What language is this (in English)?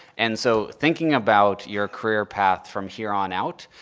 English